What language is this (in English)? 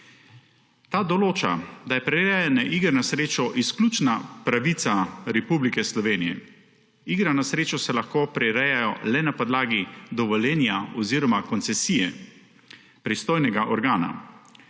Slovenian